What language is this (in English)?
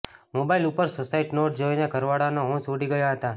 Gujarati